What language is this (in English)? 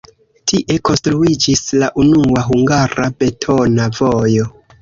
Esperanto